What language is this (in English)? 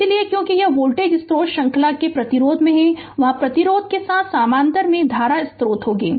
Hindi